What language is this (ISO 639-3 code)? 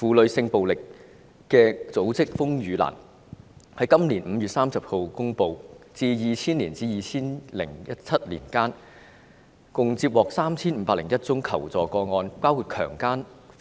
yue